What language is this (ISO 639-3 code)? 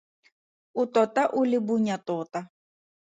tsn